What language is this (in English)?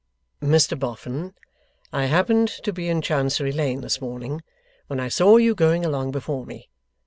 English